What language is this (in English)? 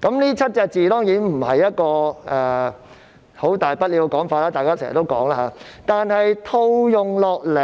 Cantonese